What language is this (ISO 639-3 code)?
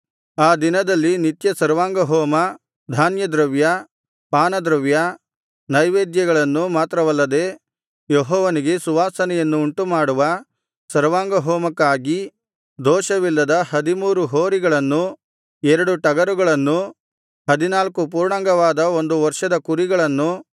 kan